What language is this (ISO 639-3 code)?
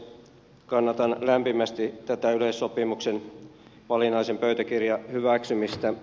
fin